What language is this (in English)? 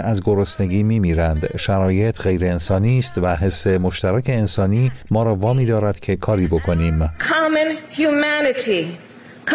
Persian